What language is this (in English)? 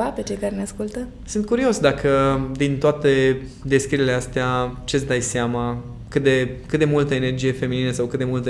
Romanian